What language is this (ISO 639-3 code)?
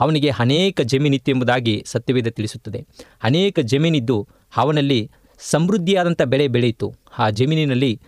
kan